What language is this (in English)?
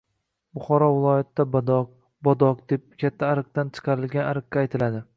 Uzbek